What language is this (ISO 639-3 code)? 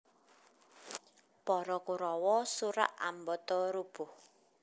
jav